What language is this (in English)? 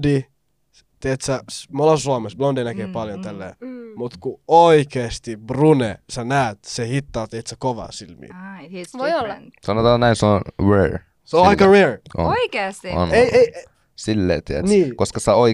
Finnish